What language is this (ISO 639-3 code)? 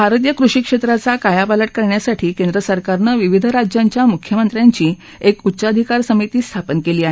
mar